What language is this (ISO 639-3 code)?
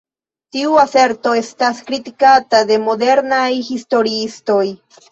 epo